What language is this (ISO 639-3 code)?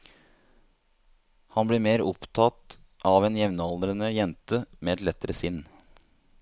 nor